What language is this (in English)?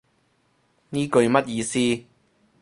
Cantonese